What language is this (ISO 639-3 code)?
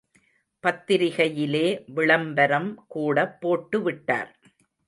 tam